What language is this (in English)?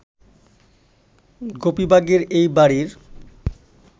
Bangla